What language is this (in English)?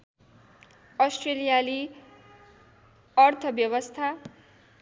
Nepali